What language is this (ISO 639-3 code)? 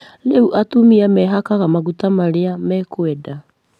kik